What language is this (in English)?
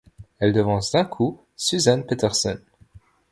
French